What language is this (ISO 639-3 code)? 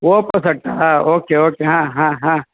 kan